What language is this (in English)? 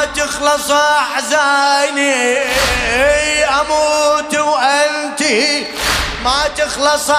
Arabic